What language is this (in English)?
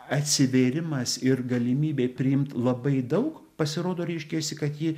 Lithuanian